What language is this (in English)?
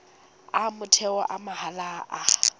Tswana